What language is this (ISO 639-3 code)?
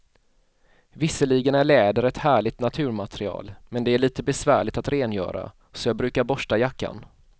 swe